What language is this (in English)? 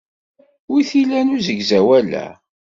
Kabyle